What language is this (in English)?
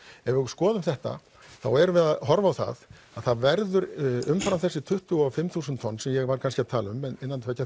Icelandic